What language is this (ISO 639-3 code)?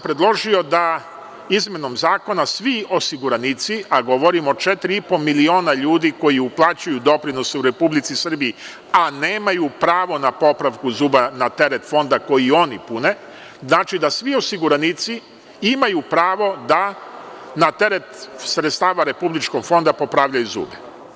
srp